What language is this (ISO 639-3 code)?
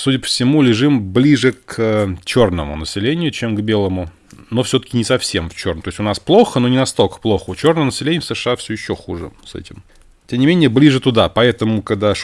rus